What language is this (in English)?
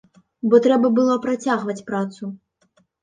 Belarusian